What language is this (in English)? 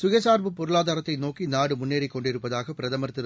Tamil